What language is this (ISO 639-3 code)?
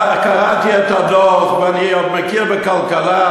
heb